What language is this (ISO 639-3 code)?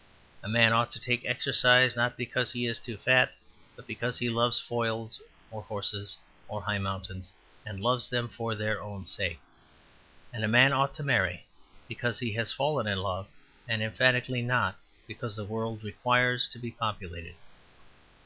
eng